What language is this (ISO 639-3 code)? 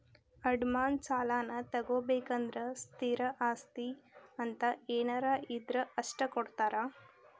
kan